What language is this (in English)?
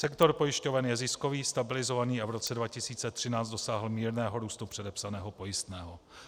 Czech